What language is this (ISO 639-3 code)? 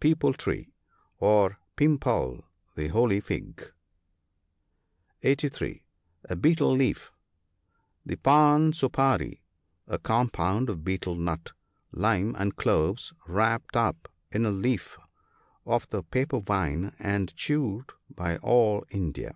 eng